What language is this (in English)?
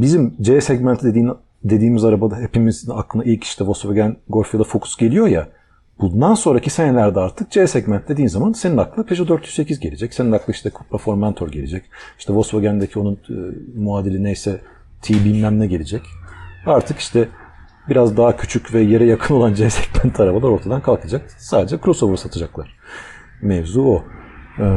Turkish